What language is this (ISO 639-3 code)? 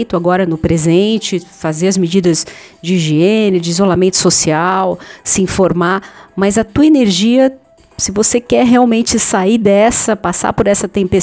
por